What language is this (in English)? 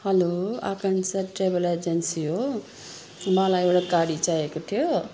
Nepali